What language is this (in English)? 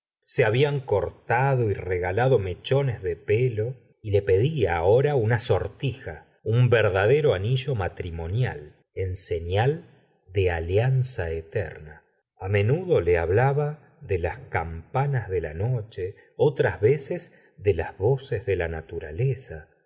Spanish